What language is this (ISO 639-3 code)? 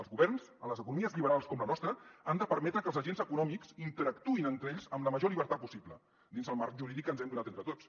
cat